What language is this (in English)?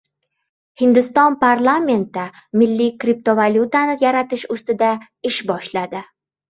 Uzbek